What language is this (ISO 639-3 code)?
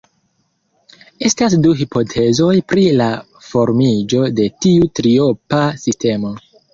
epo